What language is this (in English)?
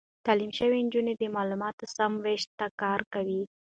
Pashto